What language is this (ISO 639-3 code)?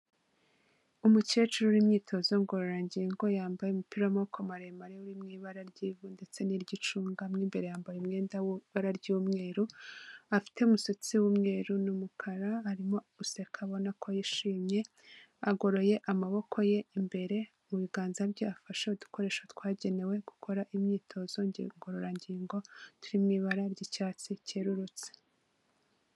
kin